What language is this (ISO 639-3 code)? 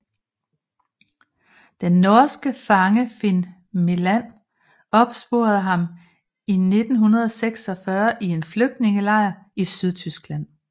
dan